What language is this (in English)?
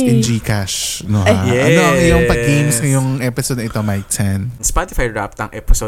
Filipino